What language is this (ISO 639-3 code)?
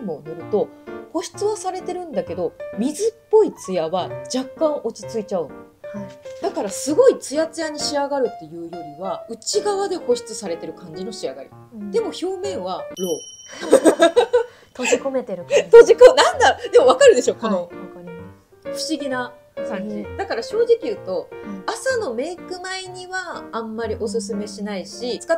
jpn